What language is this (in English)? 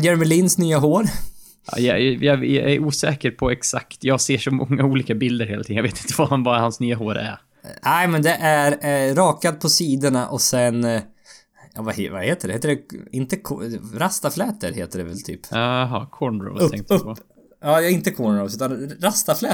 Swedish